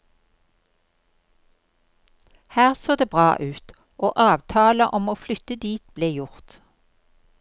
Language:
Norwegian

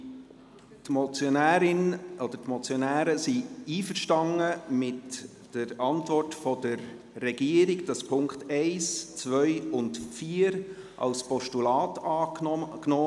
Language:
Swiss German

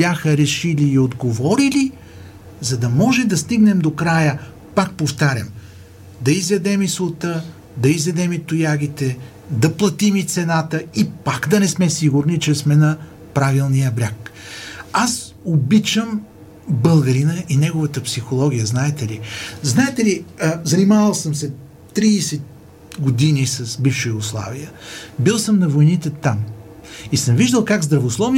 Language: Bulgarian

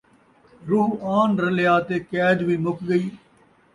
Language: Saraiki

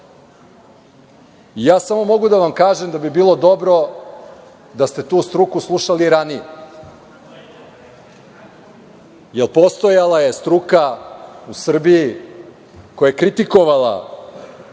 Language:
Serbian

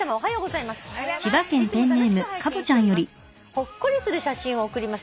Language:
Japanese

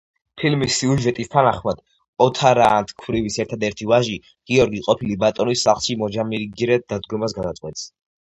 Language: Georgian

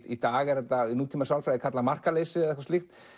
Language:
Icelandic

